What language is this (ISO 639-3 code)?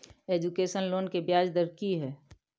mai